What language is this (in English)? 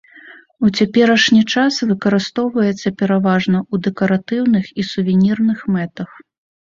Belarusian